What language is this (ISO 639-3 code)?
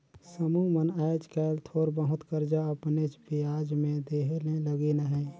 hne